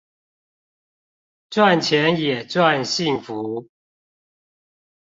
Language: Chinese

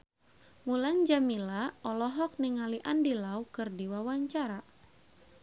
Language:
Sundanese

